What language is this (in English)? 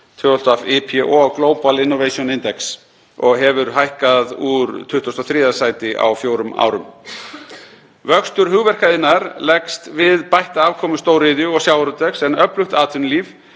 Icelandic